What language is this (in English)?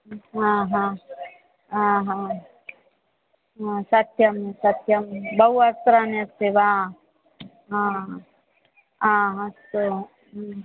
Sanskrit